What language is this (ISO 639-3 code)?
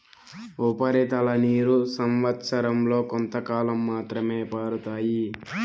tel